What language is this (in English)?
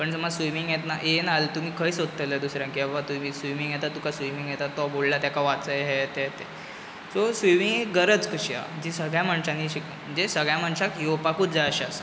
Konkani